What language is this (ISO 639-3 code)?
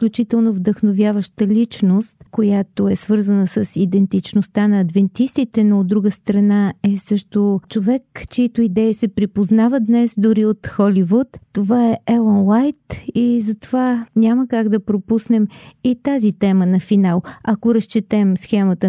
bul